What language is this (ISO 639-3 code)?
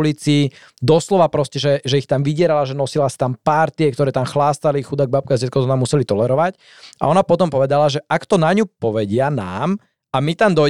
slk